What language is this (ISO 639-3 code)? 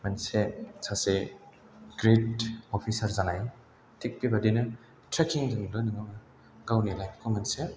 brx